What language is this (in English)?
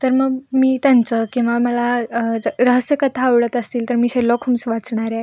Marathi